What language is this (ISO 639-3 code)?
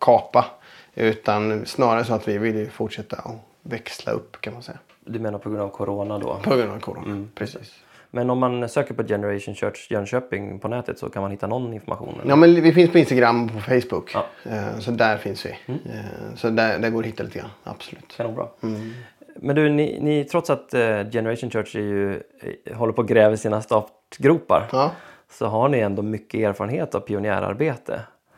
swe